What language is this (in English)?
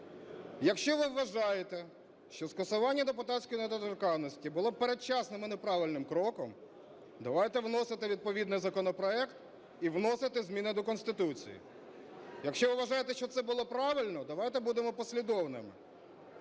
Ukrainian